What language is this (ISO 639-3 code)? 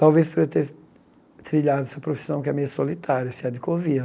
por